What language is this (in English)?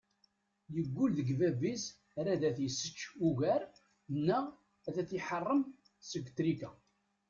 Kabyle